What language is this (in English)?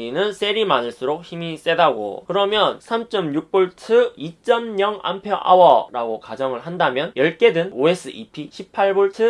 Korean